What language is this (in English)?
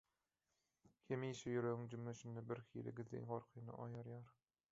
Turkmen